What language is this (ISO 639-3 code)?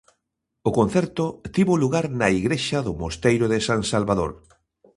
glg